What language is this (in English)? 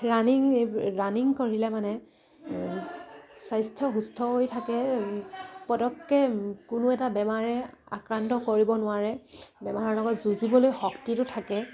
Assamese